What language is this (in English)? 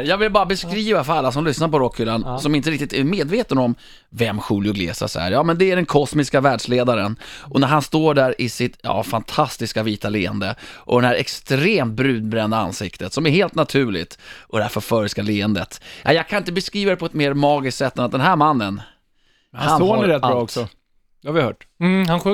Swedish